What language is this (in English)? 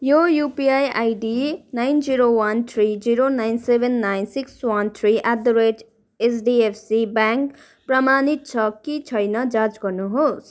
Nepali